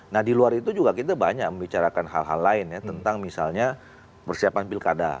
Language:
Indonesian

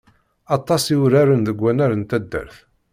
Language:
Kabyle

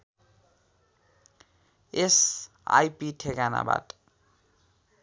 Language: Nepali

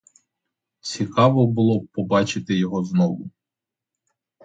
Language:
Ukrainian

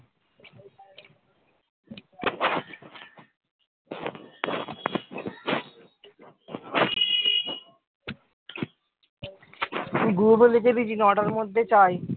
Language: Bangla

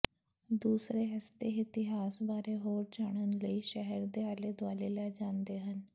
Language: Punjabi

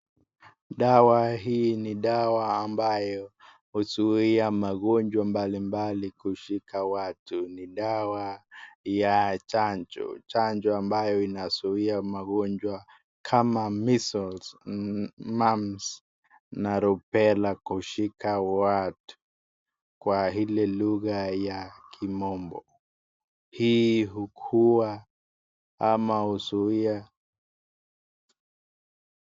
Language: Swahili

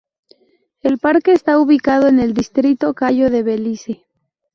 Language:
Spanish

